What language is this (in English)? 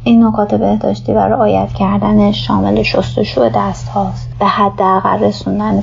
Persian